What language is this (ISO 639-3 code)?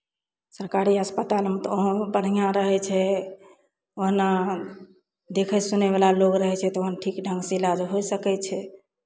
mai